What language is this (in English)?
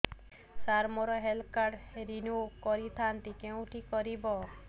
Odia